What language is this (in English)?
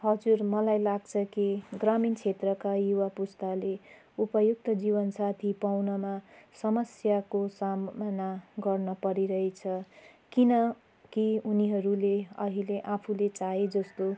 Nepali